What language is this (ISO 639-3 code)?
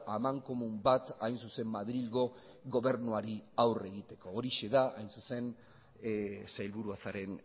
eus